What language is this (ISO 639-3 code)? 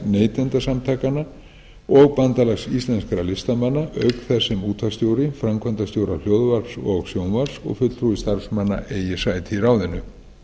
isl